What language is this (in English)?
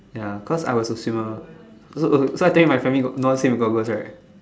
English